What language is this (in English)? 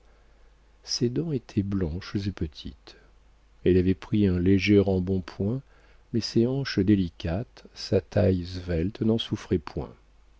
French